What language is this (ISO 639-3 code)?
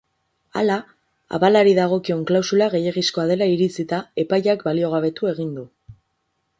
eus